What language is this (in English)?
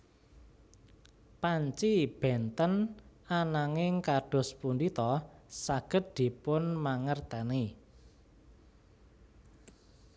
Javanese